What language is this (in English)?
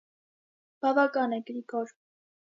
Armenian